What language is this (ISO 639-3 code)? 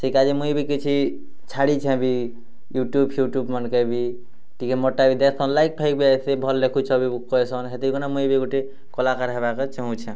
ori